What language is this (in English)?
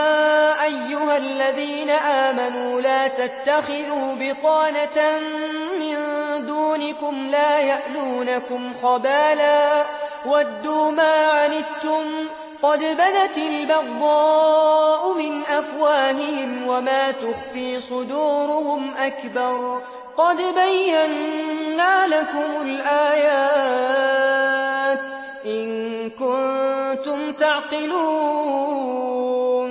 Arabic